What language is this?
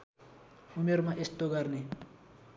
Nepali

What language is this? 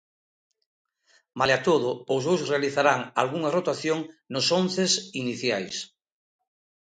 Galician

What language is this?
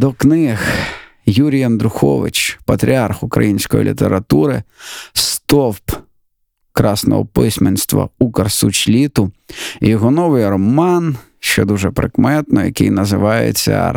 Ukrainian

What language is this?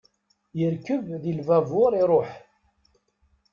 Kabyle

